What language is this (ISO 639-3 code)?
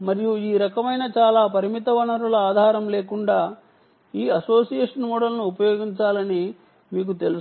tel